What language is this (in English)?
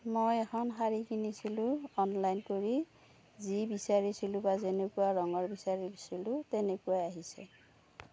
Assamese